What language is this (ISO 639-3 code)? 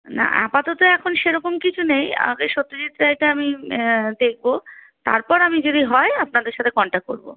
ben